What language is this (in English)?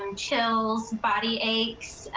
English